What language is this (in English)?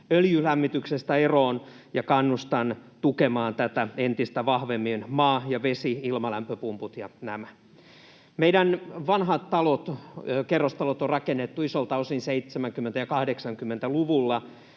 Finnish